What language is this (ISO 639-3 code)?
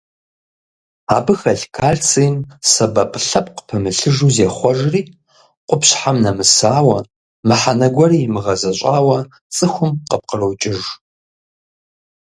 kbd